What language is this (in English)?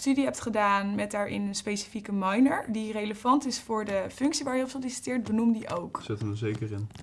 Dutch